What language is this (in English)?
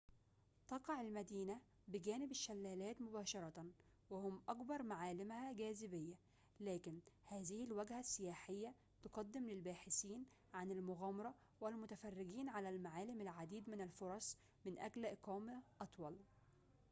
Arabic